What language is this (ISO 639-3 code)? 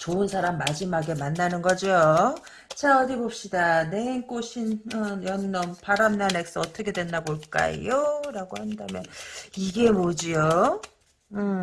kor